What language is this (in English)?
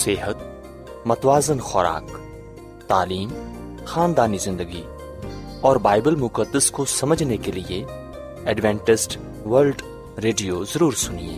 Urdu